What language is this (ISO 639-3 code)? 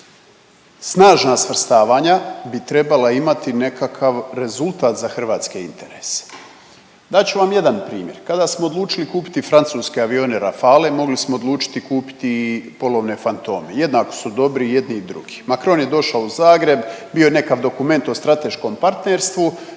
hrv